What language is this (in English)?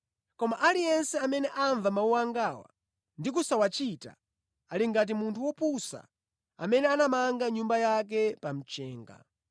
Nyanja